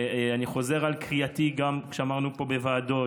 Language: Hebrew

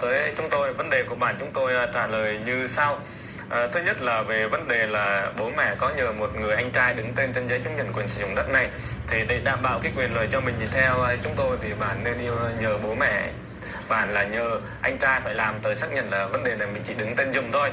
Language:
Vietnamese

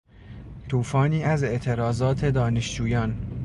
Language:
Persian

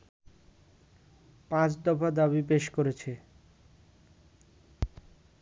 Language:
Bangla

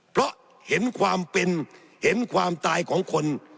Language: Thai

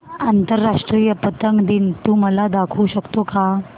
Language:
Marathi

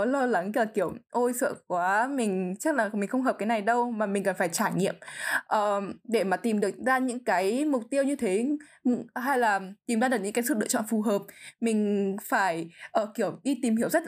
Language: Vietnamese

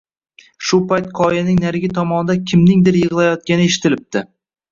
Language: Uzbek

